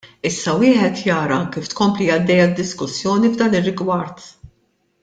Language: Maltese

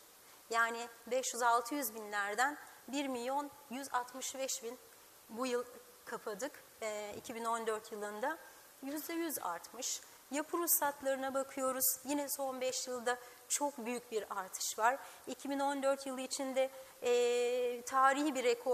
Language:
Turkish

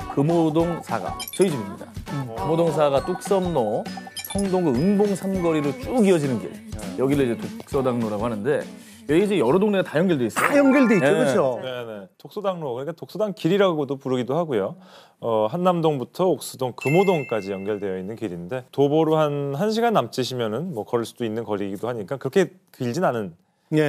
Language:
Korean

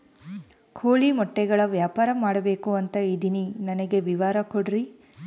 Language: Kannada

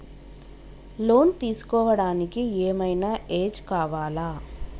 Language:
Telugu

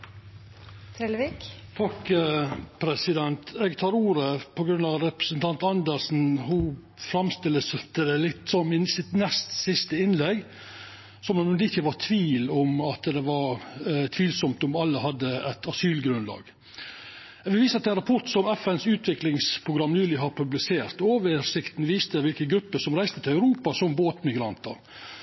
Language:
Norwegian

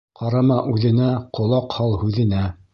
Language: Bashkir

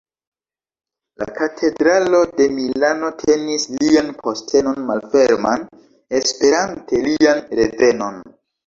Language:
Esperanto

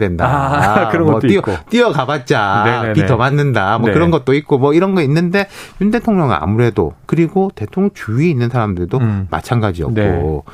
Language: Korean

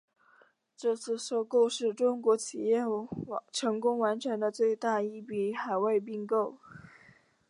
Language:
Chinese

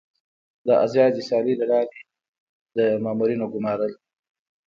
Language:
Pashto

